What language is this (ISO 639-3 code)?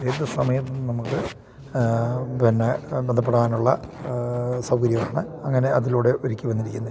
mal